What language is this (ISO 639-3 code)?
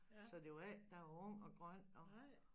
dan